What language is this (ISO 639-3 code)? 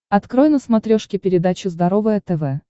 rus